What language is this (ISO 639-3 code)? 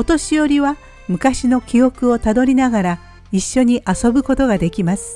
jpn